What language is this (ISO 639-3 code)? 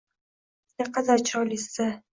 uzb